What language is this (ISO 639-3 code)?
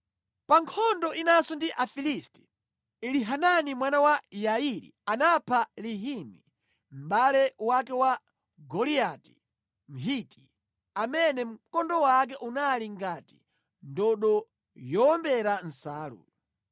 nya